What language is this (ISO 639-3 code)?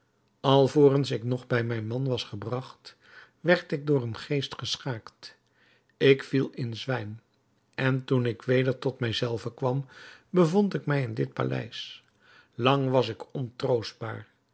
nld